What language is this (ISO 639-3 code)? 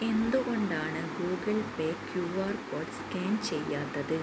mal